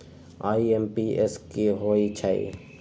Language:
Magahi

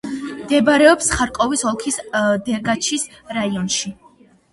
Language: Georgian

